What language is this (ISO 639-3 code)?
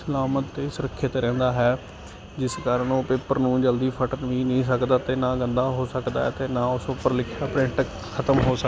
pan